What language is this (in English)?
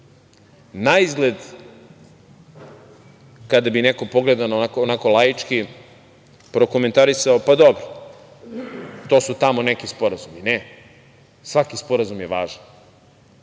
Serbian